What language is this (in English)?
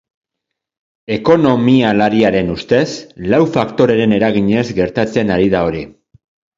Basque